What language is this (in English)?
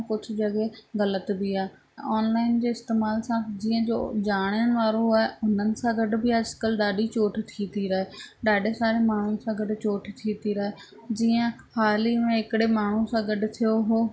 Sindhi